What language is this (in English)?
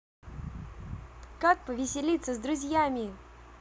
Russian